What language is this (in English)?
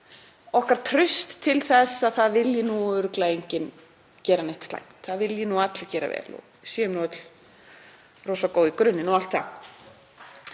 Icelandic